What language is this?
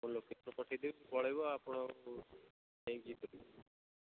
Odia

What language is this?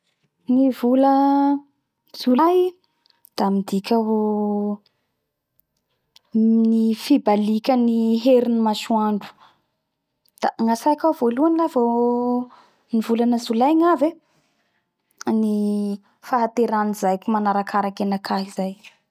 Bara Malagasy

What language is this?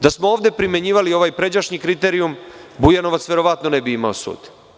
Serbian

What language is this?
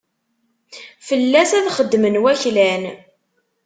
Kabyle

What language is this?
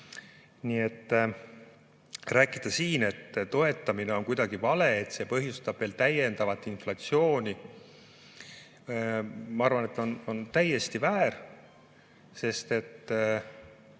Estonian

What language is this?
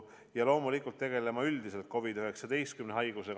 Estonian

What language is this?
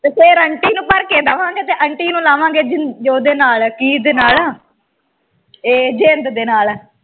Punjabi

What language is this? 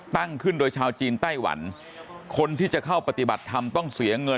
Thai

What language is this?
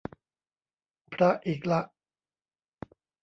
Thai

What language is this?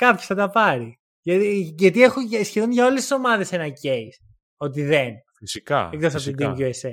Greek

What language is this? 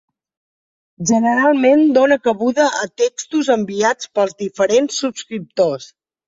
Catalan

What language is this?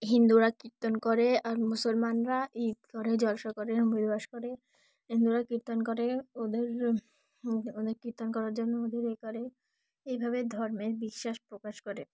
Bangla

